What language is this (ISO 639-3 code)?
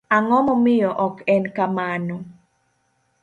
luo